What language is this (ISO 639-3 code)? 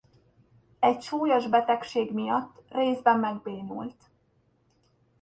hun